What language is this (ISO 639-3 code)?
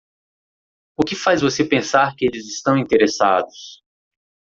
por